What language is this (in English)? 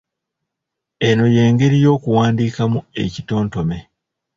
Ganda